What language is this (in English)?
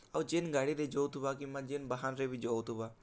Odia